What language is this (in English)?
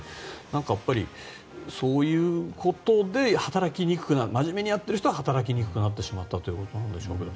Japanese